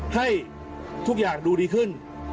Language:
Thai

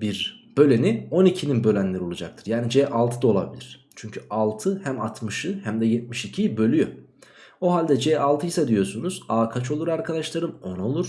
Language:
Turkish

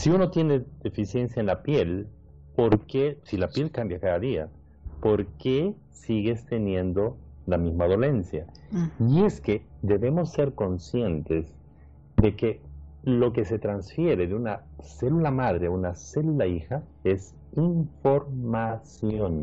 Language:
Spanish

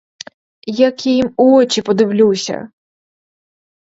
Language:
Ukrainian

